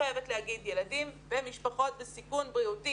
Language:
Hebrew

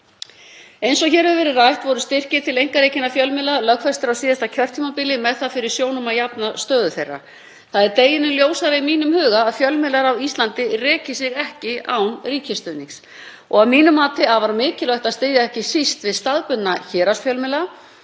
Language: Icelandic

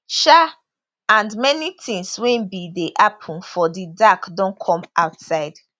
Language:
Nigerian Pidgin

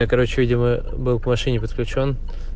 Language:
Russian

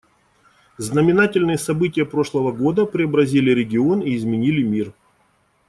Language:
Russian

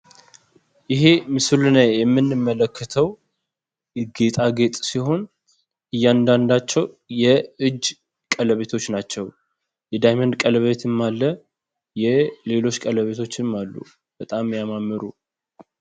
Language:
Amharic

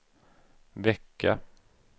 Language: Swedish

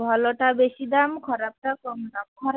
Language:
Odia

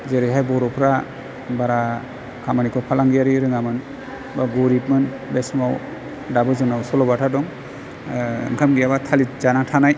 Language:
Bodo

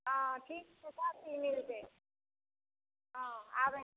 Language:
Maithili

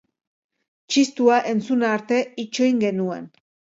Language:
Basque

